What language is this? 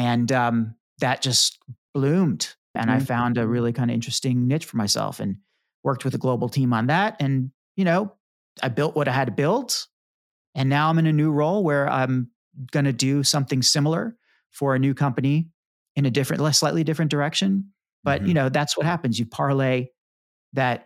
English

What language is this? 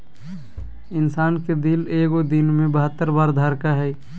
Magahi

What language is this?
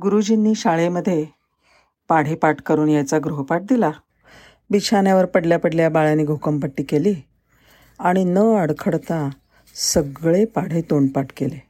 Marathi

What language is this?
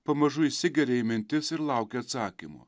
Lithuanian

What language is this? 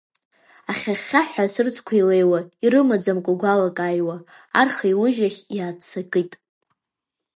Abkhazian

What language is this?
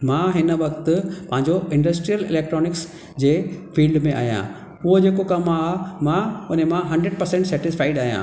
Sindhi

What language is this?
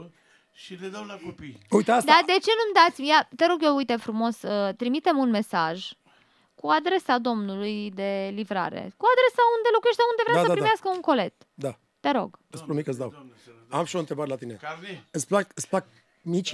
Romanian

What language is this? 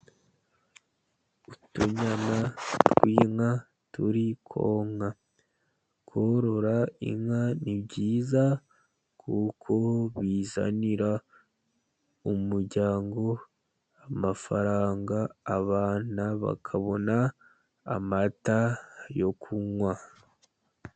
Kinyarwanda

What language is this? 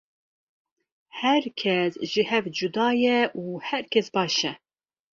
Kurdish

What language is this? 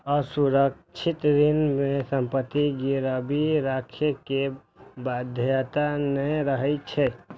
Maithili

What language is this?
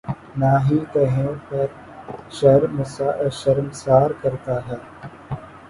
Urdu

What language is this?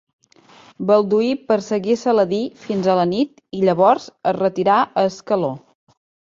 Catalan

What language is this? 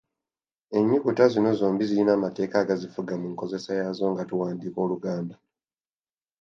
Ganda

